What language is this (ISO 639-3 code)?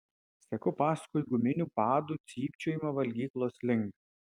lit